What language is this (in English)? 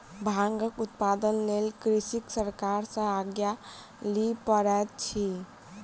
Maithili